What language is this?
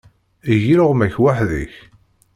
Kabyle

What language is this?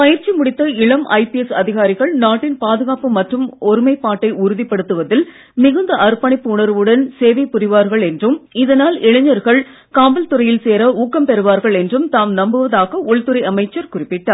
Tamil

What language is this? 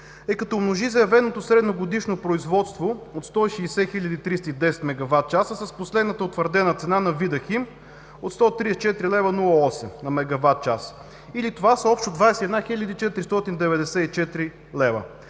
Bulgarian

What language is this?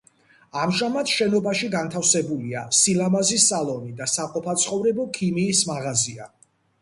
Georgian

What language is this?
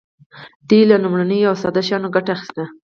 Pashto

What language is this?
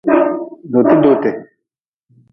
Nawdm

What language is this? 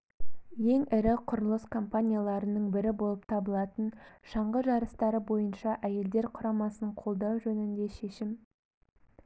Kazakh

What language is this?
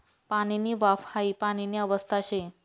Marathi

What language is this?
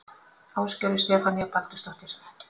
Icelandic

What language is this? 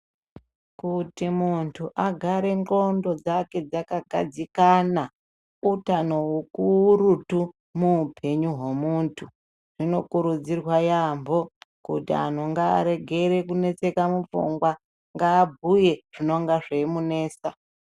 Ndau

